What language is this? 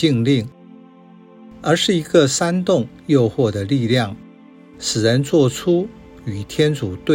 Chinese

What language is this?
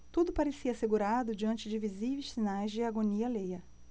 Portuguese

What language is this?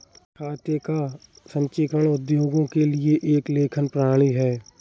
Hindi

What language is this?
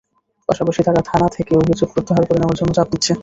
Bangla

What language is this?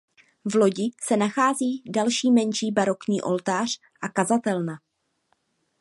Czech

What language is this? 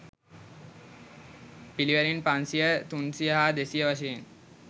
Sinhala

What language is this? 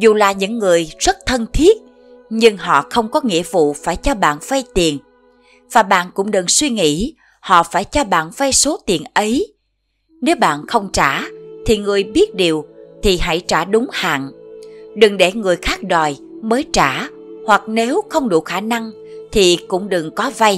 Vietnamese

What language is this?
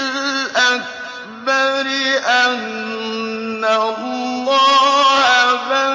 Arabic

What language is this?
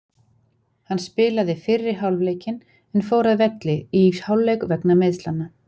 Icelandic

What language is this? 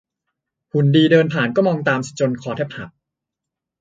Thai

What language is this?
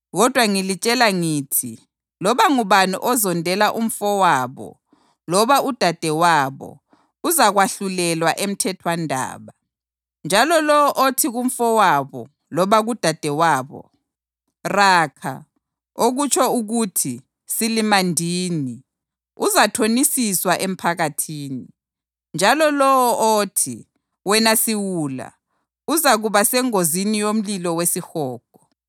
North Ndebele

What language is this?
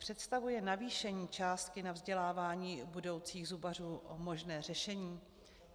Czech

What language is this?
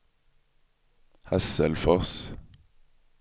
Swedish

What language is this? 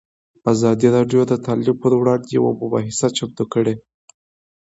Pashto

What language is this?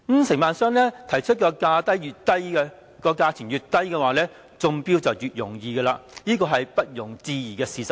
Cantonese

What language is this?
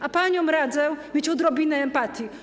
Polish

